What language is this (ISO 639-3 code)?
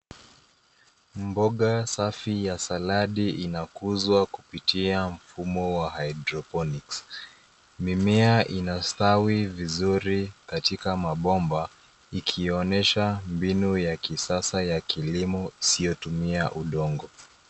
swa